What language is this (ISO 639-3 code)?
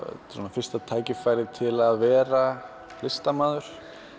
isl